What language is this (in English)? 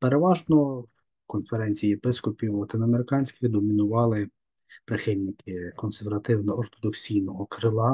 Ukrainian